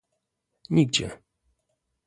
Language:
Polish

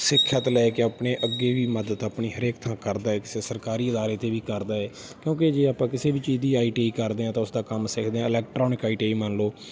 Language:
Punjabi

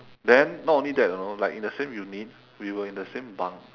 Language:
English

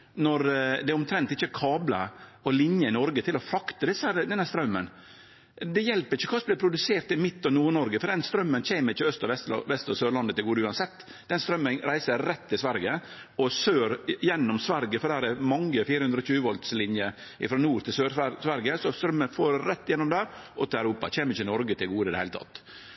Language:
Norwegian Nynorsk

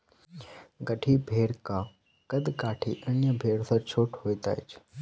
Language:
Maithili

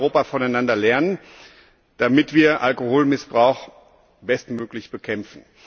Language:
German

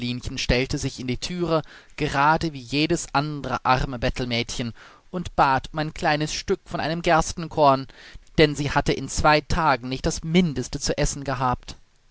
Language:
German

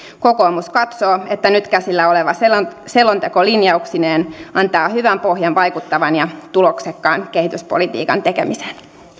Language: Finnish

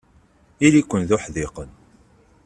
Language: Kabyle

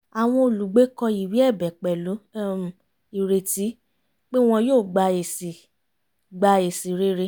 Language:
Yoruba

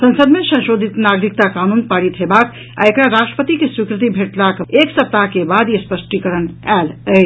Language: Maithili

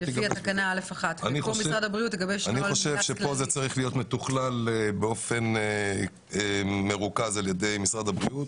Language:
Hebrew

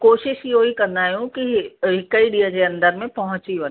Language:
Sindhi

